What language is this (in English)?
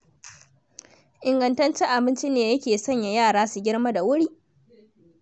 Hausa